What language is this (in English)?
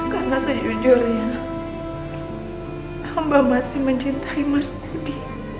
Indonesian